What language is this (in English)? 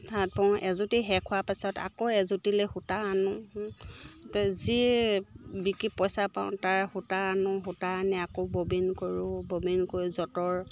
Assamese